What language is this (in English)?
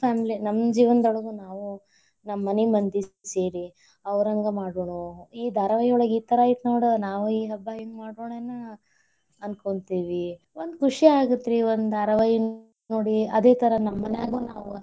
Kannada